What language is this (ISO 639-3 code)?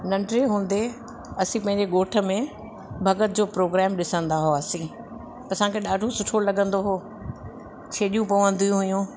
snd